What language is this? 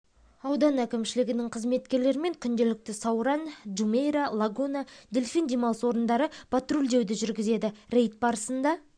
Kazakh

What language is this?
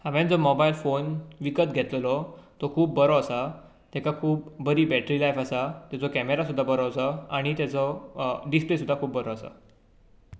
Konkani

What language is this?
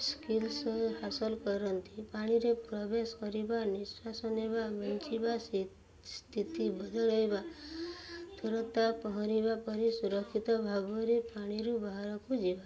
Odia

